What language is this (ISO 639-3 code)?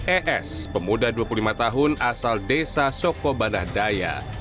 ind